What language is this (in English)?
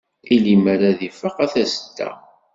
Kabyle